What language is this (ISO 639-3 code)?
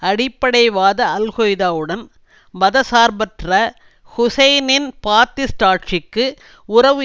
tam